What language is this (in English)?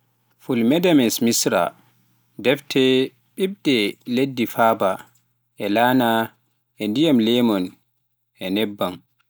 Pular